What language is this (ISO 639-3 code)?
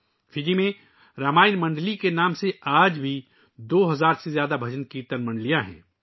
urd